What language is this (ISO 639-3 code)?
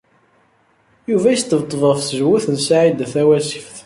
kab